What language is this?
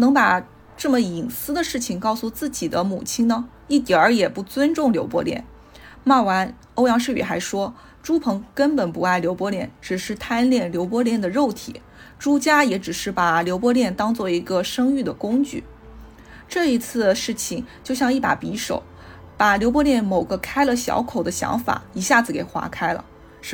Chinese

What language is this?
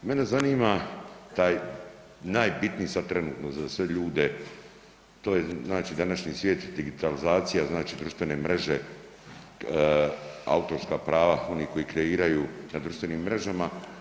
Croatian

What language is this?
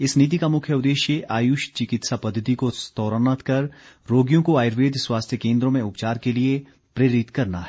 Hindi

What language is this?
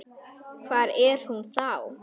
Icelandic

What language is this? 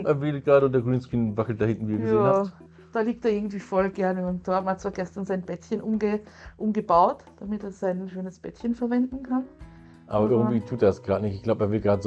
German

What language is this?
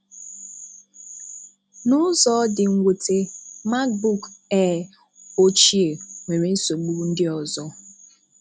Igbo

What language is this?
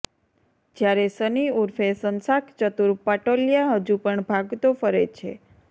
Gujarati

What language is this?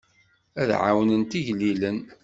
Kabyle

